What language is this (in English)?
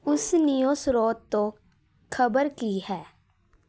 Punjabi